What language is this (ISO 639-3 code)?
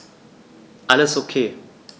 deu